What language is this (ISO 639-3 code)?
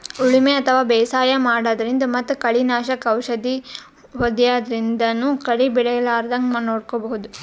kan